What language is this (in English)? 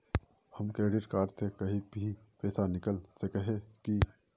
Magahi